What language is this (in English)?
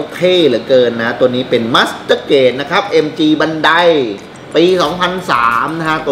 Thai